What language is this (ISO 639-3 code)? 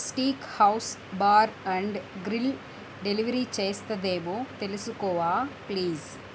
tel